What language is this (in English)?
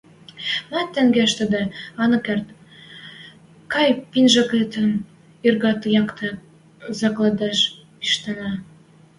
Western Mari